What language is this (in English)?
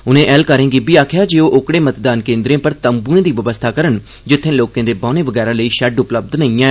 Dogri